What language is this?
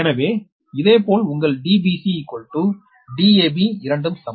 Tamil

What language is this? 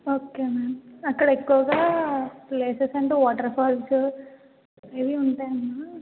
Telugu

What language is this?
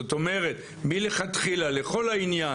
Hebrew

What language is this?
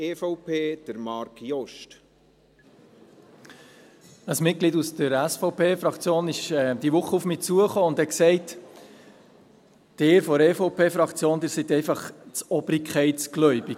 Swiss German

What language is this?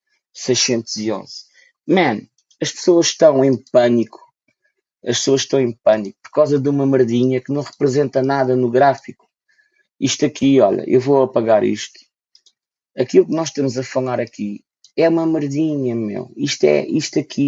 Portuguese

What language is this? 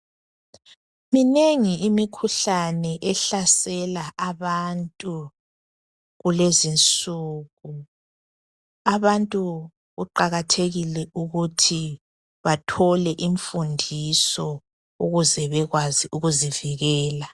North Ndebele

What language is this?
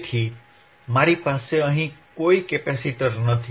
Gujarati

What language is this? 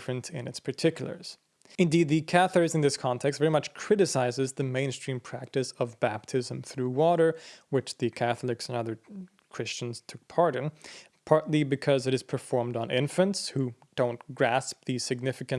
English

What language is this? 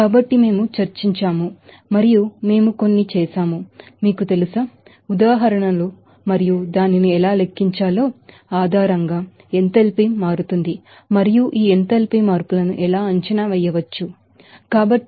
Telugu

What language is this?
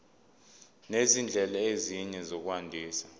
Zulu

